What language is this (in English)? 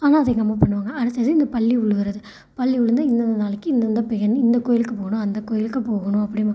Tamil